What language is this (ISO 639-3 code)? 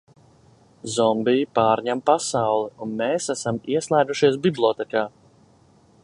lav